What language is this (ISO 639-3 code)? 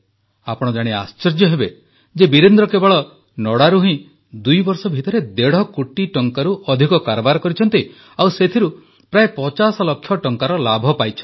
ori